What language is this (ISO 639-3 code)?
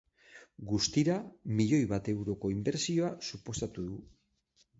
eus